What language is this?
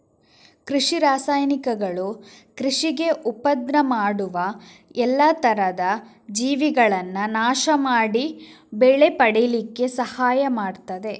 Kannada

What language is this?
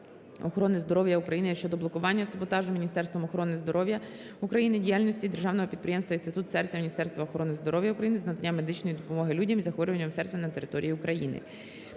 Ukrainian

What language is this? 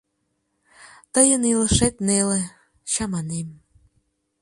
Mari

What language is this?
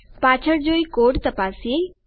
Gujarati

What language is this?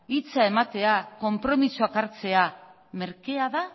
Basque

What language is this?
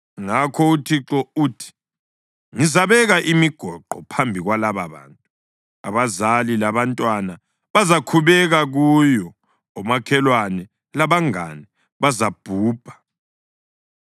North Ndebele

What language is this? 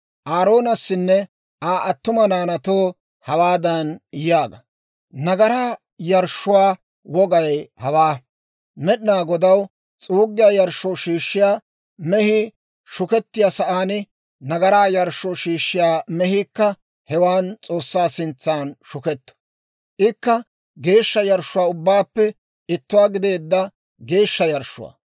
Dawro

